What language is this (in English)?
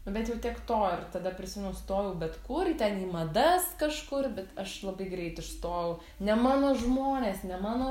Lithuanian